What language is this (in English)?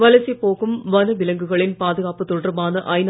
Tamil